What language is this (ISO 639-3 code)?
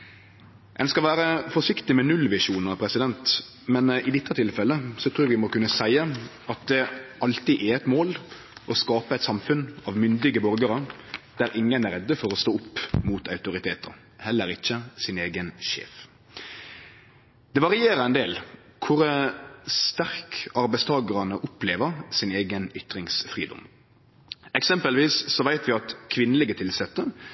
nno